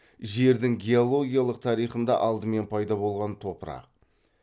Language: Kazakh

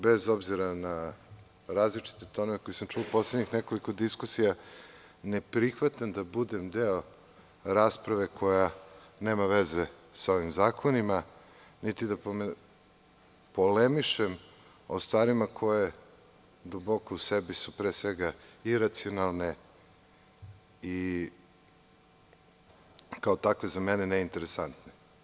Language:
Serbian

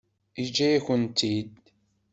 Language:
Kabyle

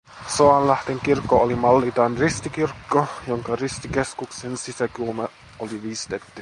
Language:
Finnish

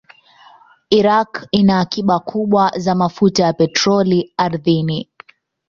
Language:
Swahili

